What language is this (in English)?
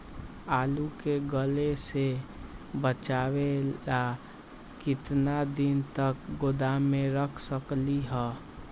Magahi